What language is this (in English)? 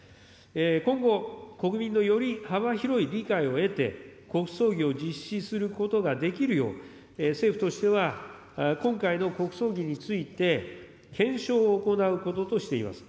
Japanese